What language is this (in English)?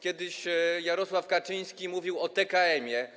Polish